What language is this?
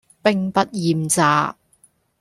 Cantonese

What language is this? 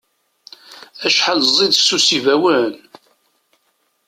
Kabyle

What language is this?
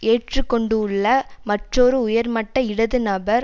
Tamil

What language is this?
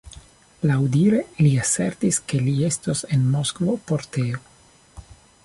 Esperanto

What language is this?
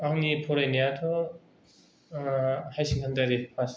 Bodo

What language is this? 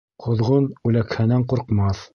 Bashkir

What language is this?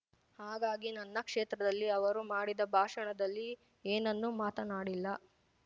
Kannada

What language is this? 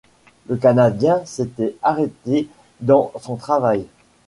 French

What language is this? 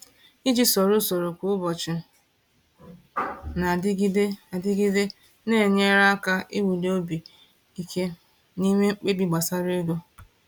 Igbo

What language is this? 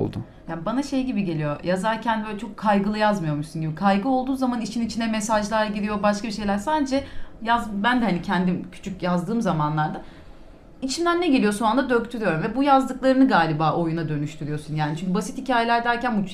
Turkish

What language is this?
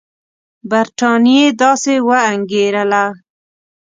Pashto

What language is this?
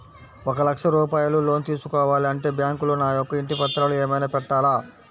Telugu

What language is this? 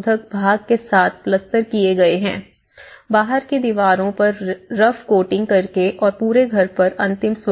Hindi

